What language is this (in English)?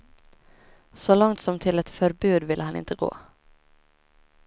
Swedish